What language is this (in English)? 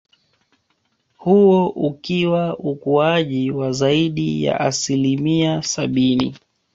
Swahili